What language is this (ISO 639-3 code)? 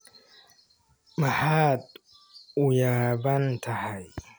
som